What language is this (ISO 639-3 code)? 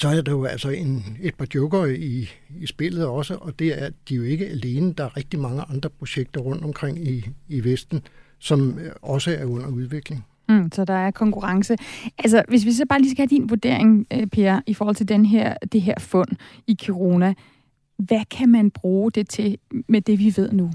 dan